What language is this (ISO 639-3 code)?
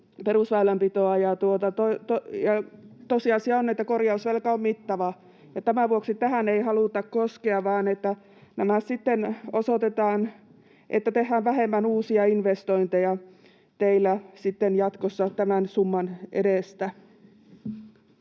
fin